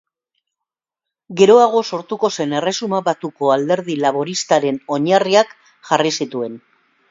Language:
Basque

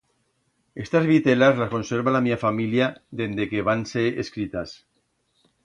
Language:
Aragonese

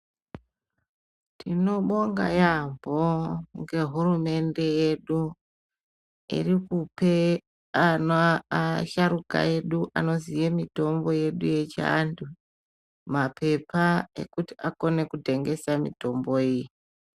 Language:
Ndau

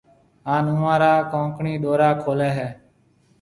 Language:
Marwari (Pakistan)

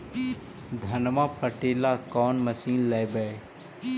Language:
Magahi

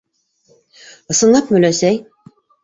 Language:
Bashkir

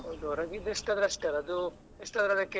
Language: Kannada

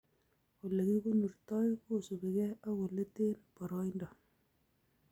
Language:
Kalenjin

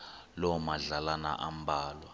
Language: Xhosa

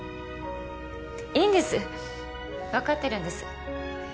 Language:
Japanese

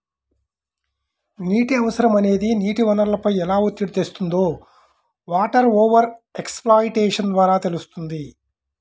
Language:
Telugu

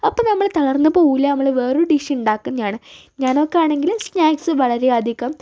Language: Malayalam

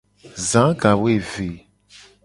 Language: Gen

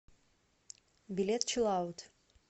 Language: Russian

